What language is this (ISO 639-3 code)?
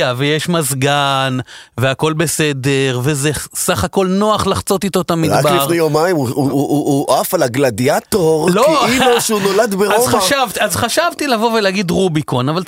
heb